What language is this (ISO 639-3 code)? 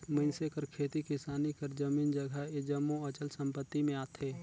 hne